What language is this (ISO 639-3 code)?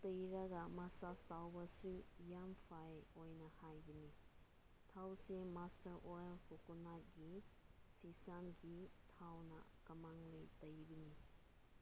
mni